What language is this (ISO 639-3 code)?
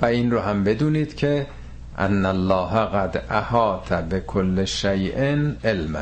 fas